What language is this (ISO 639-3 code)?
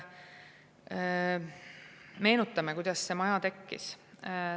est